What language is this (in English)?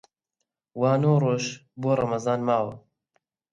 Central Kurdish